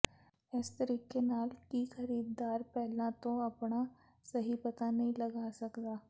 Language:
Punjabi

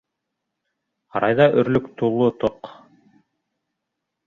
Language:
Bashkir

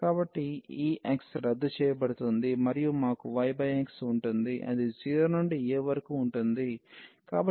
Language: Telugu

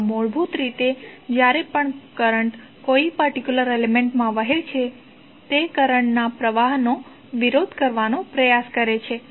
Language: Gujarati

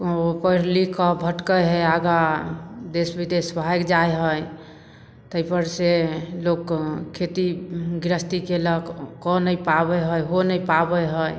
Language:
Maithili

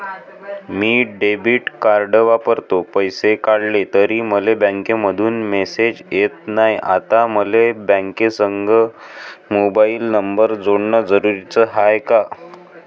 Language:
Marathi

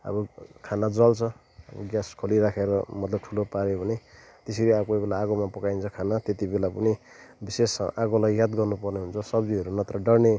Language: Nepali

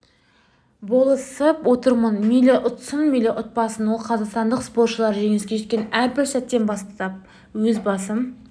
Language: Kazakh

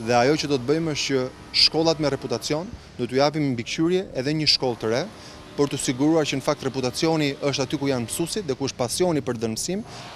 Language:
Greek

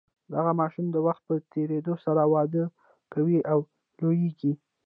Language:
Pashto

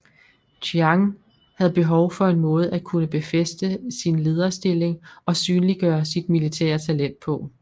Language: Danish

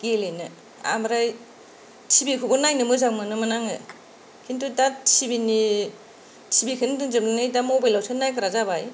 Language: Bodo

